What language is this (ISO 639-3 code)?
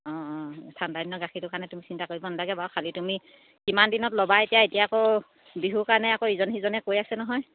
asm